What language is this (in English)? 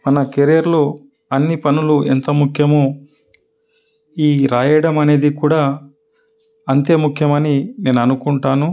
Telugu